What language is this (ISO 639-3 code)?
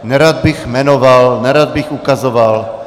ces